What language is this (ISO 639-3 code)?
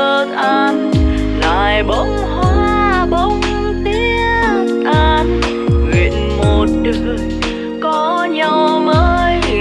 vie